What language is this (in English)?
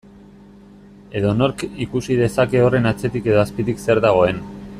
Basque